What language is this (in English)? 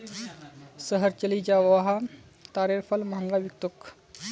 Magahi